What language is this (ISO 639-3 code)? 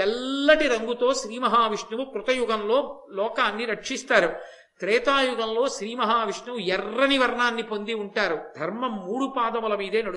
tel